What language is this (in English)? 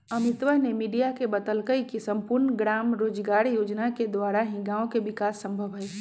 Magahi